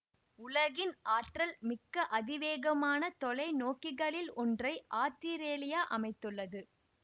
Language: Tamil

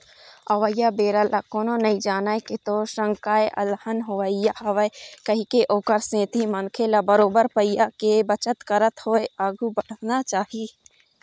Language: Chhattisgarhi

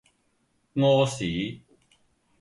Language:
Cantonese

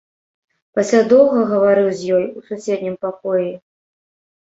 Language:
Belarusian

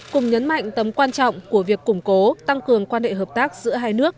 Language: Vietnamese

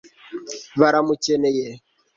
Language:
Kinyarwanda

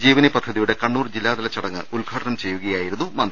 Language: Malayalam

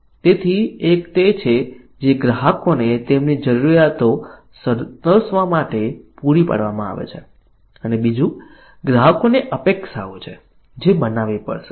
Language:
Gujarati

